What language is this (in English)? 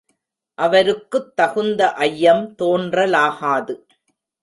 Tamil